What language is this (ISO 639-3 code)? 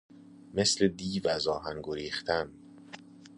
fas